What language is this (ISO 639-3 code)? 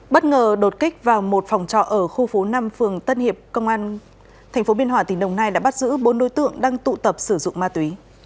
vie